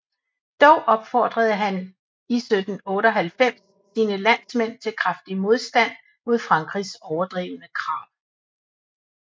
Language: Danish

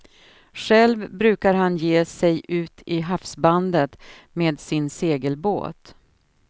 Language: Swedish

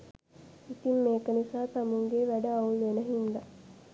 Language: Sinhala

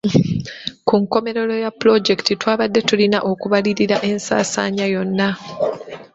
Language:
Ganda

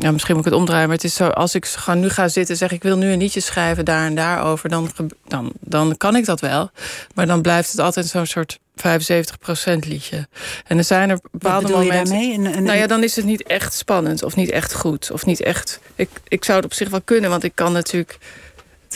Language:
Dutch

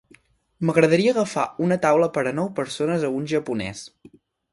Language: Catalan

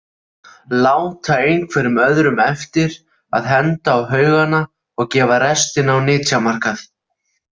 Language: Icelandic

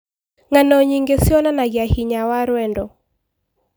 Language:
Kikuyu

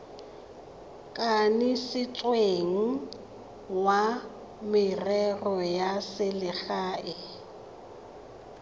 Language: Tswana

